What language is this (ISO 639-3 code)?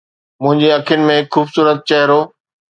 snd